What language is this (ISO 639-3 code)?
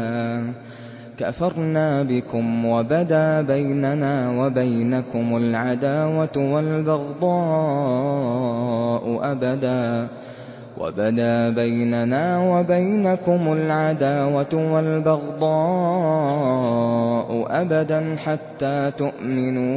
ara